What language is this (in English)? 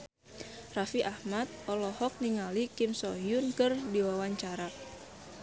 Sundanese